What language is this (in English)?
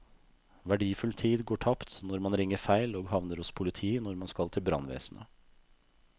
Norwegian